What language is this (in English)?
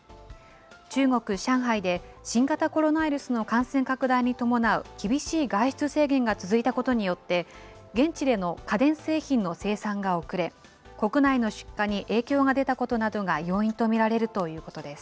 Japanese